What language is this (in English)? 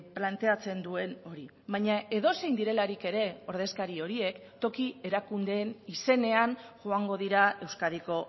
Basque